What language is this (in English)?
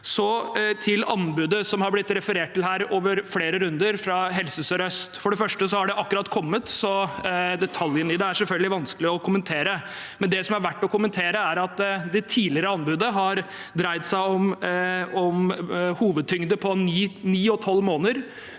Norwegian